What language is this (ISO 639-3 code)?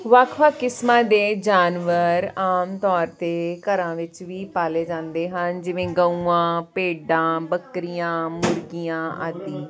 pan